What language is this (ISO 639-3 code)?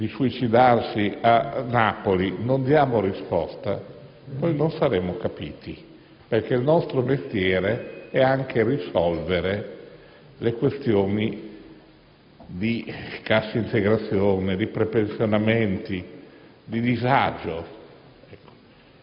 ita